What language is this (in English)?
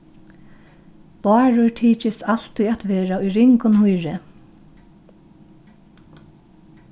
Faroese